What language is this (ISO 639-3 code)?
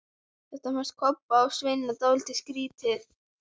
isl